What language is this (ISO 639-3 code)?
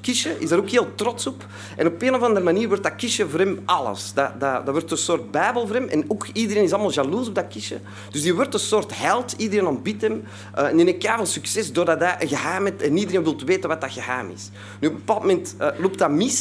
nld